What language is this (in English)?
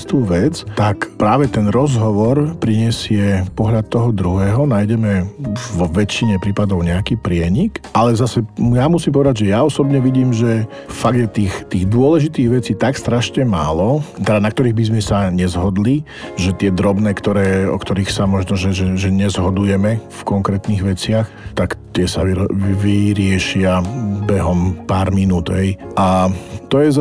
Slovak